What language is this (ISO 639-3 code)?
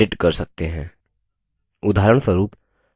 hin